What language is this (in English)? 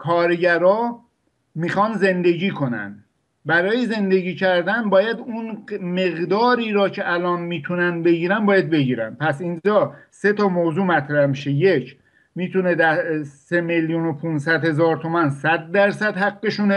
Persian